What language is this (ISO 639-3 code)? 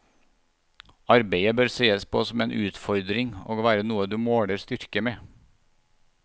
nor